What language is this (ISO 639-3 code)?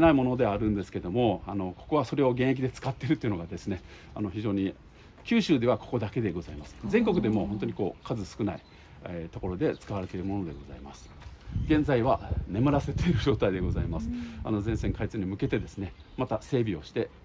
jpn